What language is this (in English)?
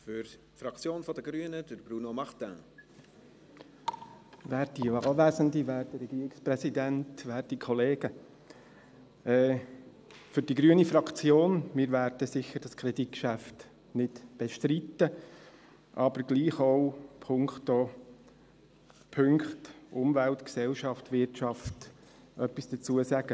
Swiss German